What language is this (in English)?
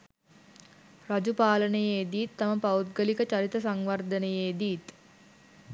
Sinhala